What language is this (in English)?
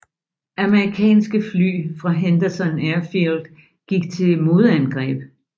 Danish